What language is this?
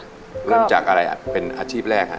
Thai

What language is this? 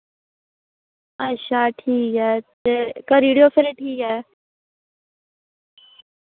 Dogri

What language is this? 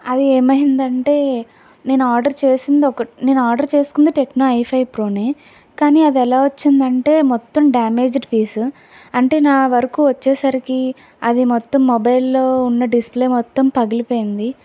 Telugu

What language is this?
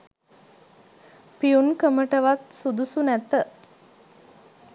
Sinhala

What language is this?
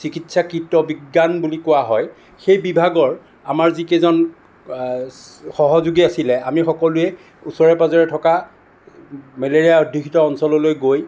Assamese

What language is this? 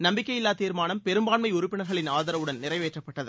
Tamil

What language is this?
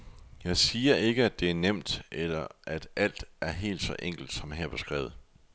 Danish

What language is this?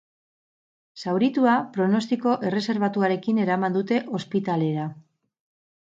Basque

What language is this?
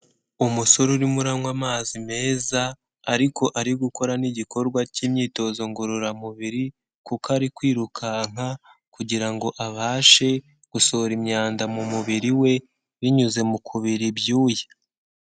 Kinyarwanda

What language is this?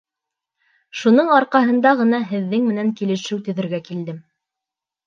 Bashkir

